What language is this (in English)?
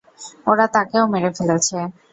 Bangla